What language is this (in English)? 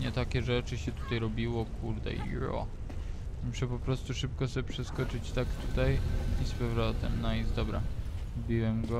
Polish